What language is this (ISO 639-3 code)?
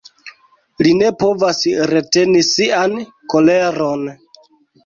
epo